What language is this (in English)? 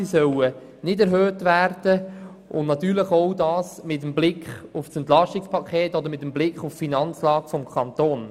Swiss German